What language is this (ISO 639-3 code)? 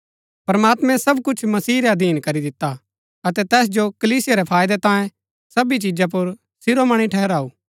gbk